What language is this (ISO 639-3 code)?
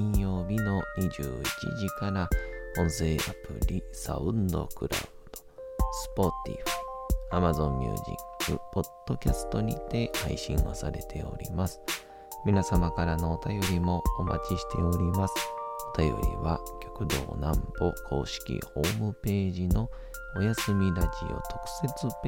jpn